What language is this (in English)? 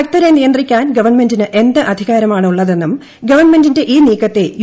Malayalam